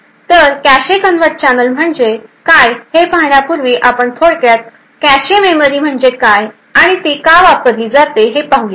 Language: Marathi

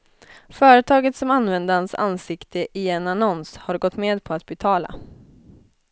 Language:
Swedish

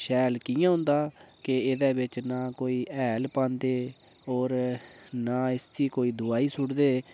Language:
Dogri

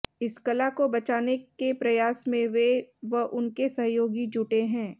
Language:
Hindi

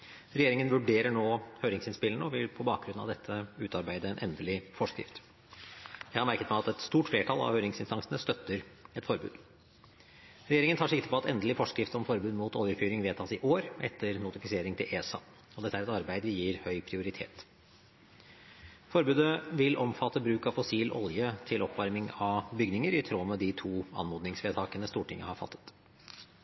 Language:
Norwegian Bokmål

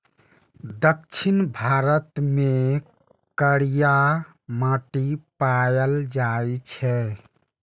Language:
Maithili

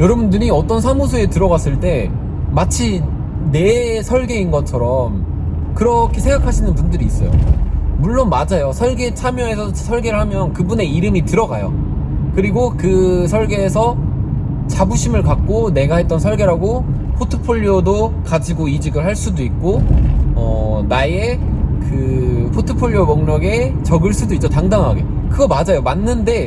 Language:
Korean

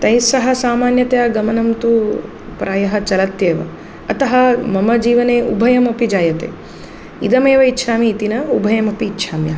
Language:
Sanskrit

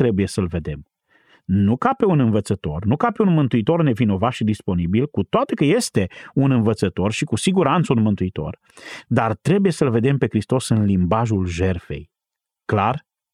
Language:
Romanian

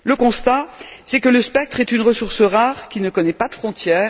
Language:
French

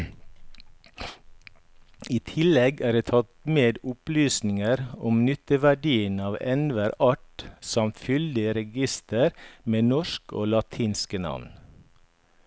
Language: Norwegian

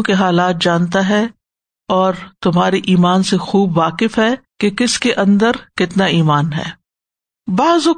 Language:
Urdu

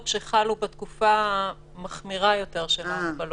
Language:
Hebrew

